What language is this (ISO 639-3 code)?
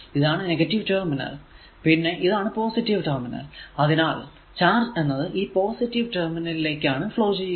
mal